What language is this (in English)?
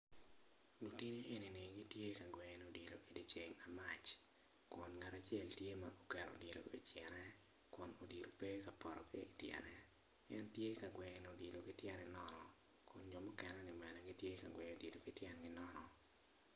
Acoli